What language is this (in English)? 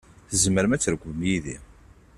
Kabyle